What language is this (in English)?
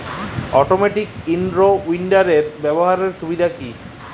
Bangla